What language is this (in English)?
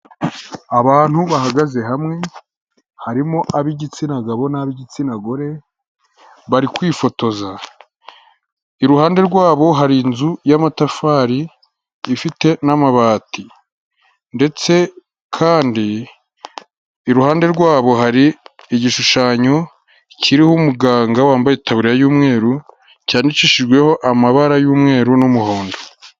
Kinyarwanda